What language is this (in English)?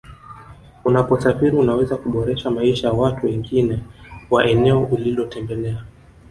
Swahili